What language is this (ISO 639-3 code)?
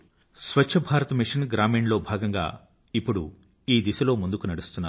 tel